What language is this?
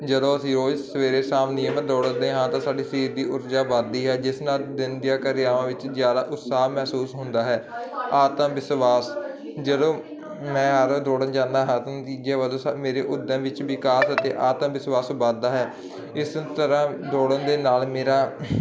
Punjabi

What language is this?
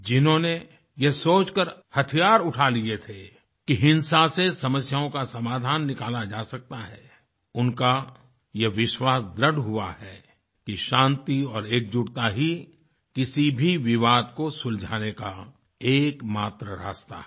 Hindi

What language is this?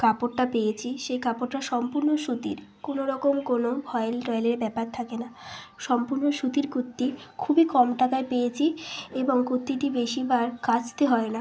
Bangla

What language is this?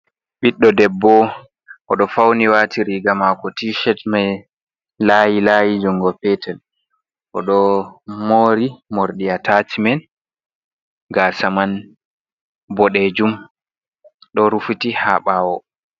Fula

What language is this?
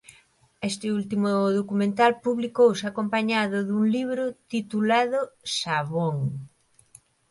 Galician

